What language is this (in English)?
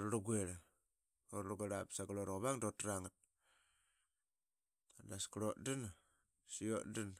Qaqet